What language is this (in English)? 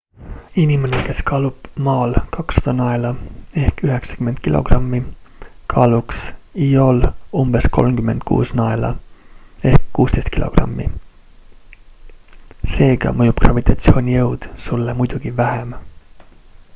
Estonian